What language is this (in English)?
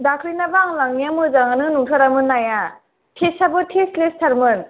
Bodo